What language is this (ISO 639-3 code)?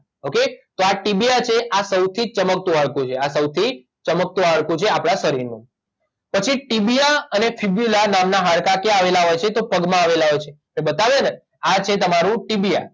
guj